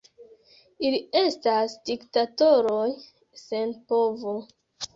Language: Esperanto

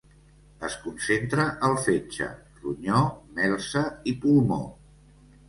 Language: Catalan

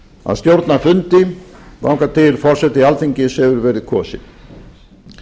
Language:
Icelandic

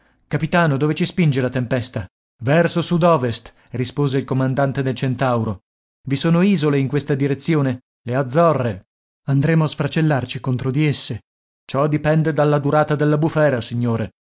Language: Italian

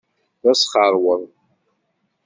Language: Kabyle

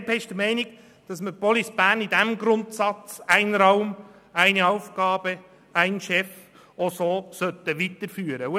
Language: Swiss German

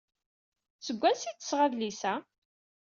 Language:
Kabyle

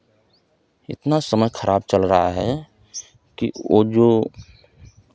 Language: Hindi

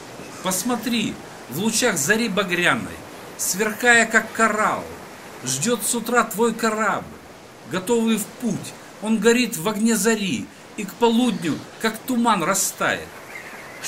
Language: Russian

